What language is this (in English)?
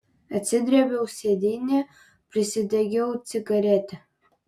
Lithuanian